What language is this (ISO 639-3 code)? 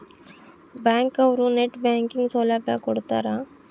kan